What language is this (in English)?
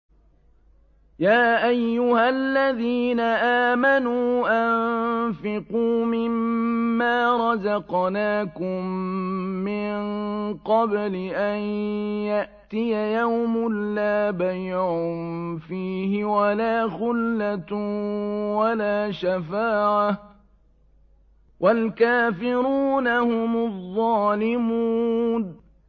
Arabic